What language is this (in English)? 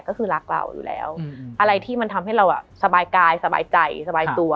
Thai